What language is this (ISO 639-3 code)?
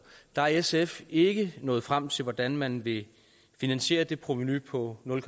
dan